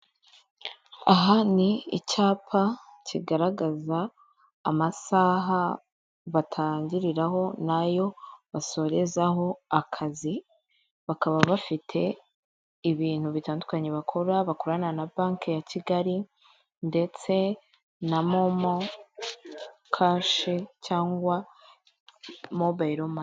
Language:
Kinyarwanda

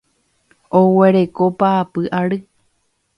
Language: Guarani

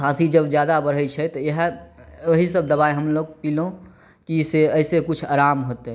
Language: Maithili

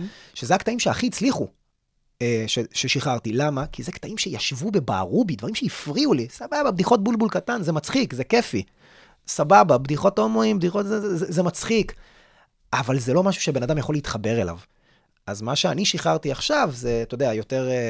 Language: Hebrew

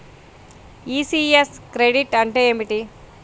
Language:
Telugu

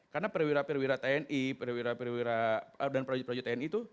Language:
Indonesian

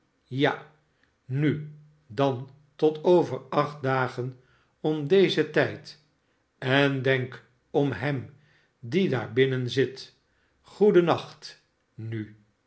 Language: Dutch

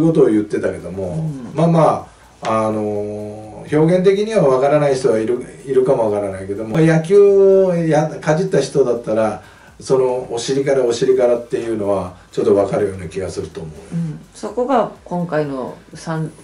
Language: Japanese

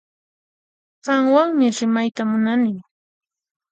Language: Puno Quechua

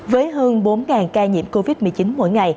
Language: Vietnamese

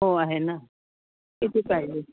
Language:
Marathi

